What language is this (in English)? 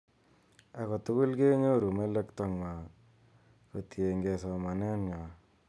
Kalenjin